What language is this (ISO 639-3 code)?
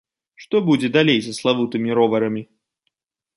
bel